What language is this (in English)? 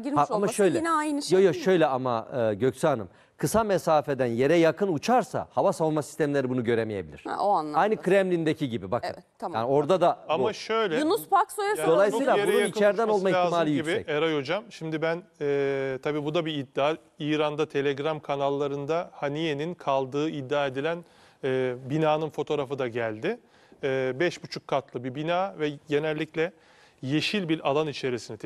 Turkish